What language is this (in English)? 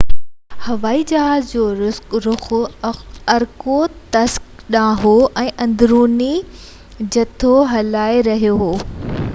Sindhi